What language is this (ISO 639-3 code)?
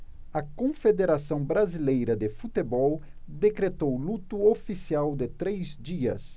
por